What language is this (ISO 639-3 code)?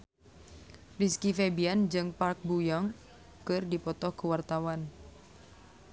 sun